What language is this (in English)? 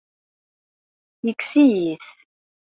Kabyle